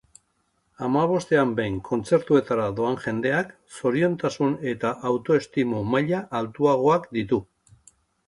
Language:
Basque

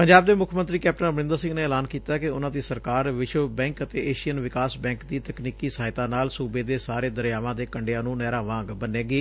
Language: Punjabi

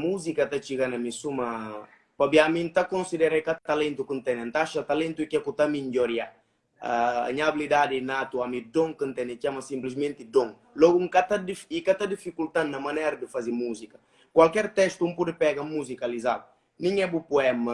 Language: Portuguese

